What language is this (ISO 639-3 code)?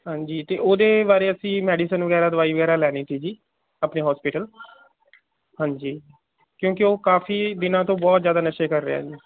pan